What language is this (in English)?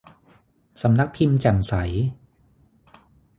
Thai